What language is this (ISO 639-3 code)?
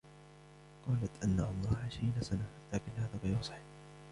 ara